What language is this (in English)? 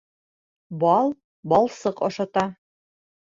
Bashkir